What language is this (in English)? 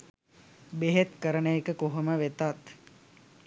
Sinhala